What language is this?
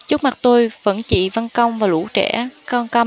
Vietnamese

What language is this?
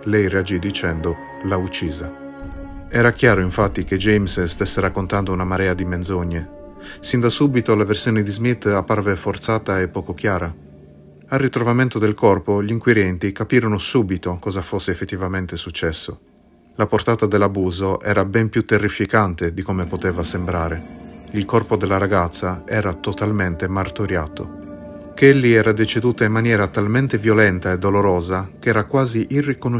Italian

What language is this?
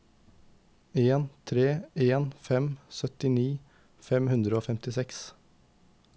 Norwegian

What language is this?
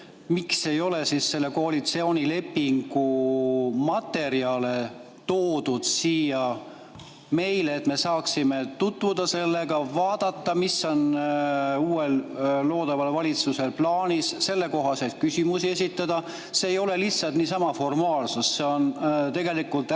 Estonian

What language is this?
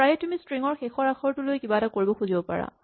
Assamese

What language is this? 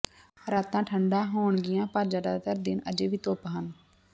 Punjabi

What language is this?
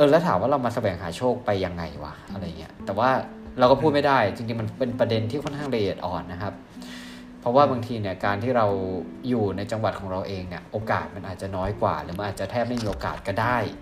Thai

